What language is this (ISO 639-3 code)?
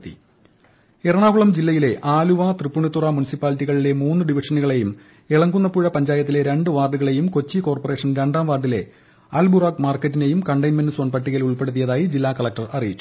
mal